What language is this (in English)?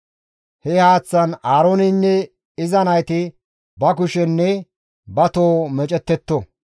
Gamo